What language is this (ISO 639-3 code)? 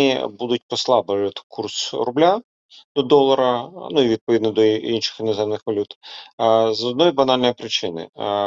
ukr